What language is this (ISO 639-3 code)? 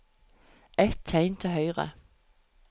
nor